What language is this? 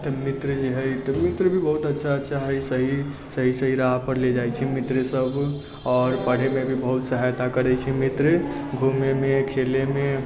Maithili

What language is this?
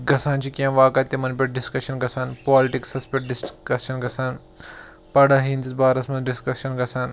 Kashmiri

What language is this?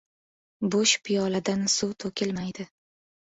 Uzbek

